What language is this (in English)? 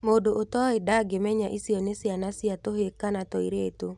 Kikuyu